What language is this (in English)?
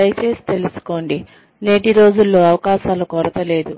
Telugu